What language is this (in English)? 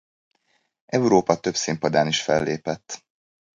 Hungarian